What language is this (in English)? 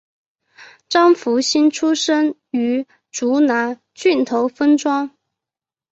Chinese